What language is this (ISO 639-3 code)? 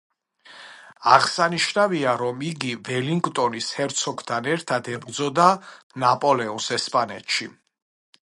kat